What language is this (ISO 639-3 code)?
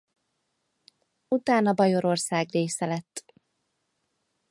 hun